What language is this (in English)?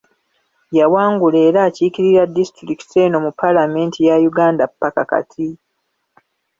Ganda